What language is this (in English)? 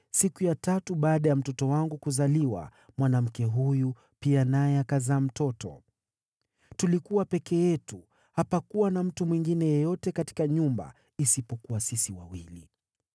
Swahili